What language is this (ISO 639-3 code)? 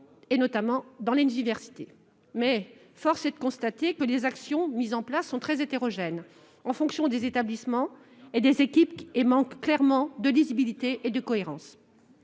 fra